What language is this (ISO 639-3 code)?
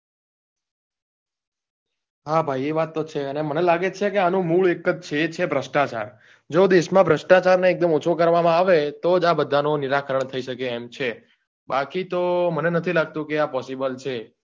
guj